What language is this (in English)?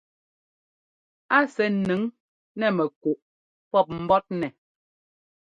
Ngomba